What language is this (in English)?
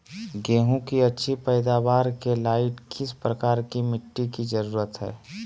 Magahi